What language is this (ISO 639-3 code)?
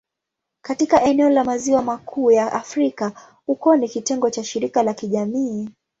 swa